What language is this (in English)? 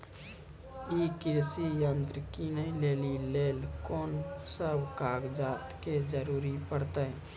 Maithili